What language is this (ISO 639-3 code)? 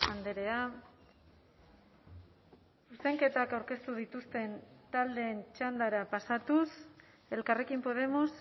eus